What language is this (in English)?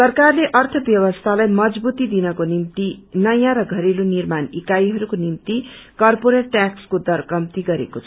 Nepali